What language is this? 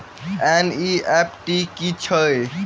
Maithili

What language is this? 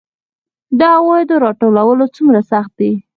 Pashto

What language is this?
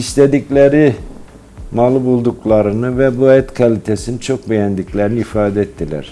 Turkish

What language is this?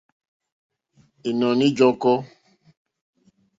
Mokpwe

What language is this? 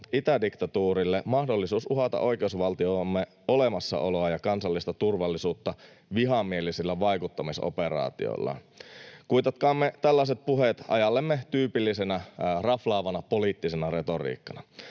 Finnish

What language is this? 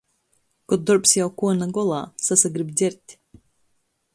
Latgalian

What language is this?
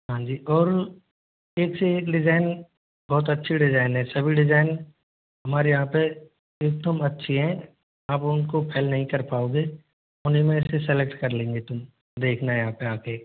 Hindi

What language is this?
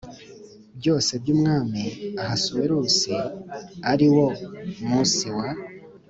Kinyarwanda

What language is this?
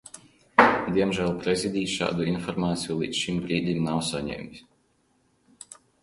Latvian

